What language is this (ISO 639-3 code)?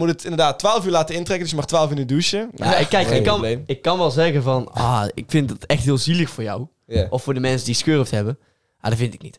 nld